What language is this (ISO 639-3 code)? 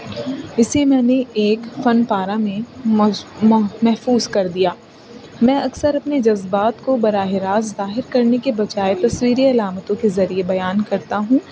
urd